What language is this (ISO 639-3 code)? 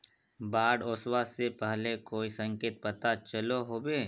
mag